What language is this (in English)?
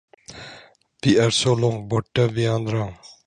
Swedish